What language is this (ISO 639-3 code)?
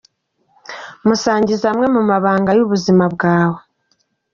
kin